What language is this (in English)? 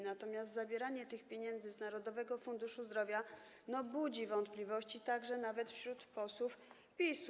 Polish